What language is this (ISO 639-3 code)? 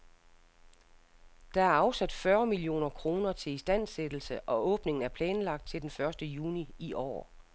dan